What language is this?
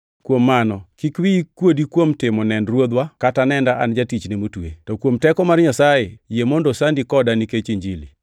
Luo (Kenya and Tanzania)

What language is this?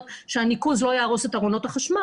Hebrew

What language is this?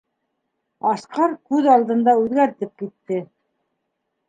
Bashkir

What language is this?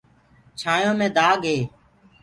Gurgula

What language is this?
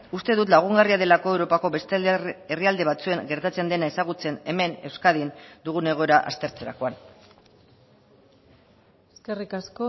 Basque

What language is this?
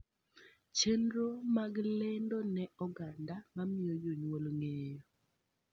Luo (Kenya and Tanzania)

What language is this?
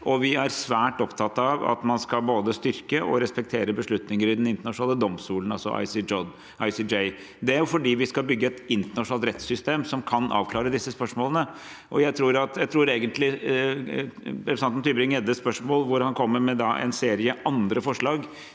Norwegian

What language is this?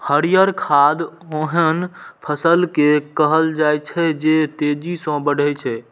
Maithili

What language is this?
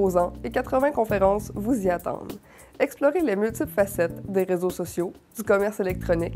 French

